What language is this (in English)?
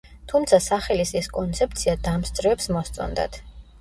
Georgian